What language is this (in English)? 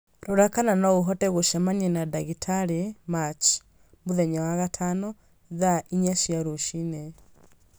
Kikuyu